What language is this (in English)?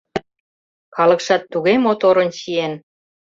Mari